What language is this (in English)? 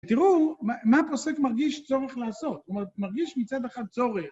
Hebrew